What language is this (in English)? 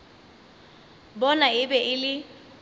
Northern Sotho